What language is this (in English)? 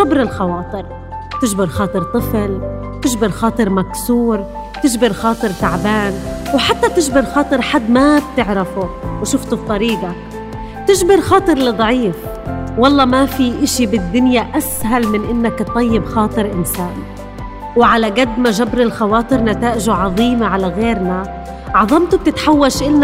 Arabic